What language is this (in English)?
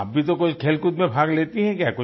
Hindi